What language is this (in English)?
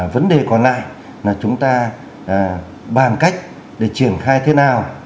Vietnamese